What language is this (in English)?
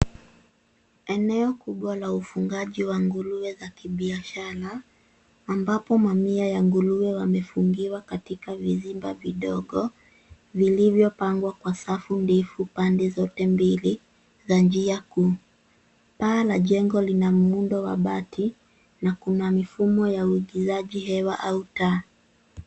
Swahili